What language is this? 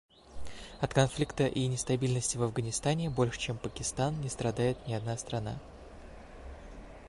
Russian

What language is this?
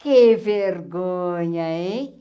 Portuguese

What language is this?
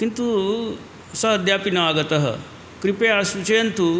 Sanskrit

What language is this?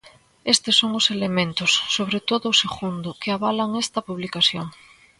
Galician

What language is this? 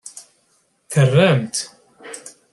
Kabyle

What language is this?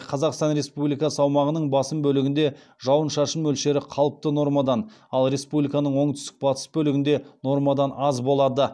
Kazakh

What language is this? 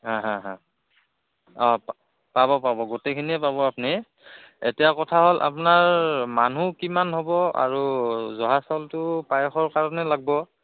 Assamese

